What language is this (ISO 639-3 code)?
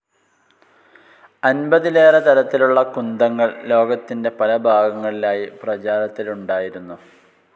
mal